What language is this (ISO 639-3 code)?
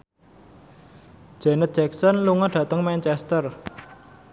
jav